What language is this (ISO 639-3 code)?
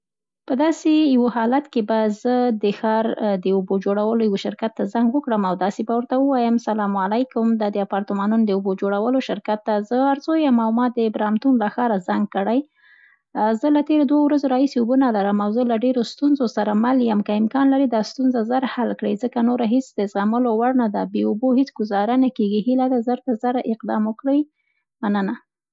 pst